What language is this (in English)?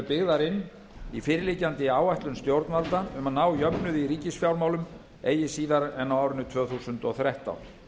Icelandic